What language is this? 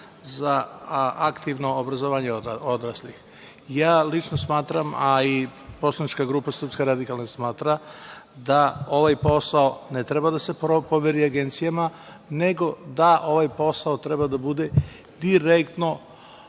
Serbian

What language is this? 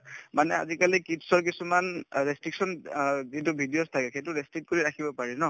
Assamese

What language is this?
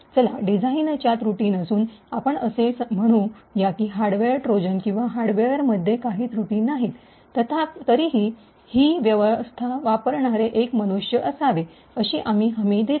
Marathi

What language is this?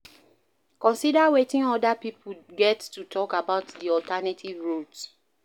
Nigerian Pidgin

